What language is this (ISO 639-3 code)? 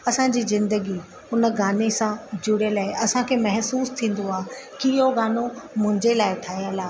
snd